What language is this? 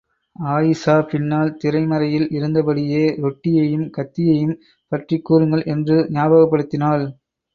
Tamil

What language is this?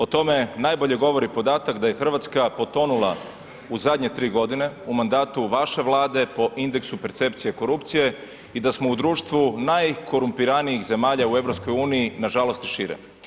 Croatian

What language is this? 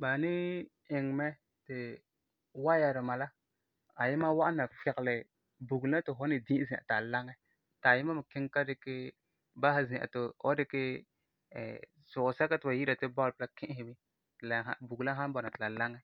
Frafra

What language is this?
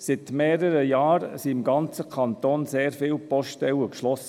Swiss German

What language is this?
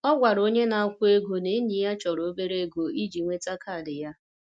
Igbo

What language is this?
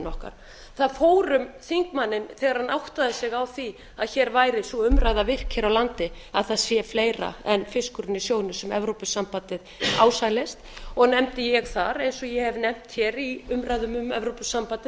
Icelandic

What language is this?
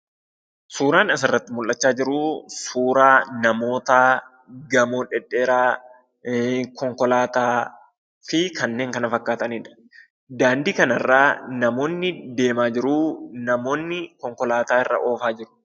Oromo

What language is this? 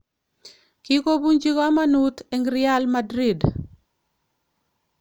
Kalenjin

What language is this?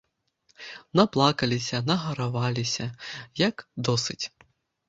Belarusian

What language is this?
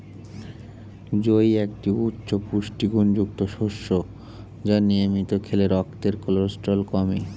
Bangla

